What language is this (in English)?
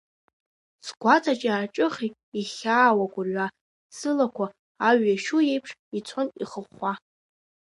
Abkhazian